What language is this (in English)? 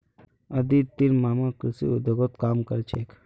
Magahi